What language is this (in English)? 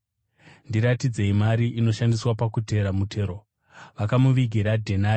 Shona